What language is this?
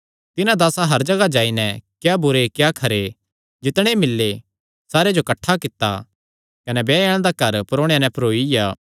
Kangri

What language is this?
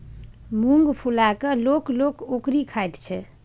Maithili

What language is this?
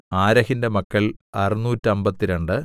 Malayalam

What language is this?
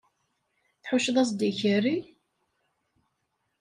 Kabyle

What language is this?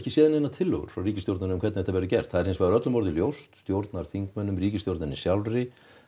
Icelandic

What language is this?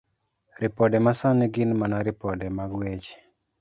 Luo (Kenya and Tanzania)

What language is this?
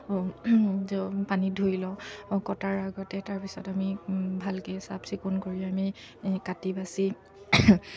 Assamese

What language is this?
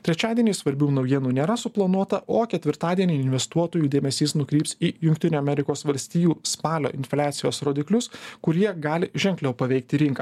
Lithuanian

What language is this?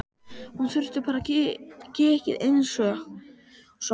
Icelandic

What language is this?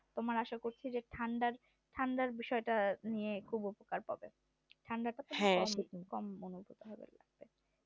Bangla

